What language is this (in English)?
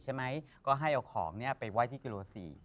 Thai